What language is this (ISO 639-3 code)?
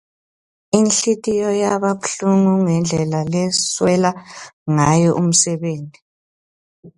ssw